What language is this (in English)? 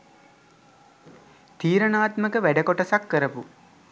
Sinhala